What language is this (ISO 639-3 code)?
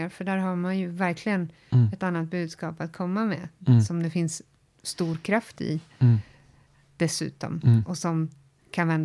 swe